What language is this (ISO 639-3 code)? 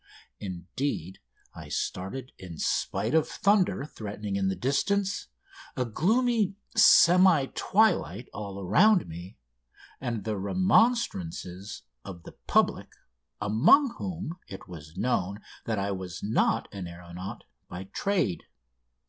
eng